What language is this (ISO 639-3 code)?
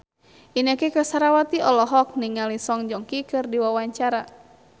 sun